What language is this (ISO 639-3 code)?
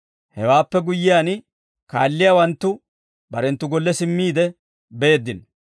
dwr